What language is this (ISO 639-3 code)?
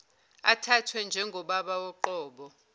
zul